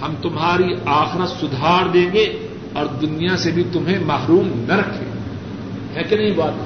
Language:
Urdu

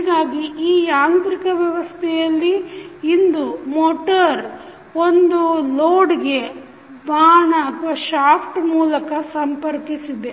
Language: Kannada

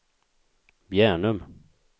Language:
Swedish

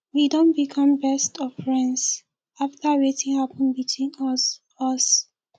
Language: Nigerian Pidgin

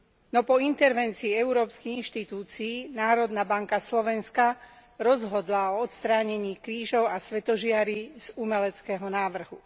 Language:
Slovak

